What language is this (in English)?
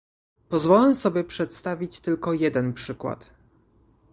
Polish